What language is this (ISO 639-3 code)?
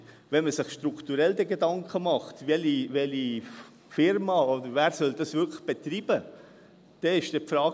gsw